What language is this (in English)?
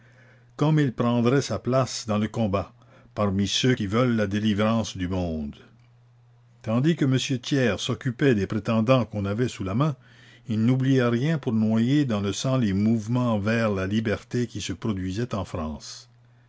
French